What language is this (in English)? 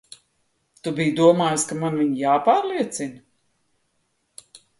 Latvian